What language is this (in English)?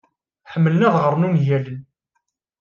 Kabyle